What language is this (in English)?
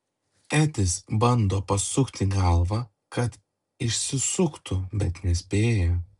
Lithuanian